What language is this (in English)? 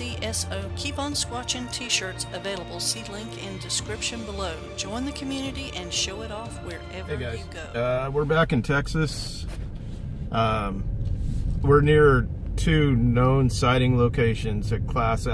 English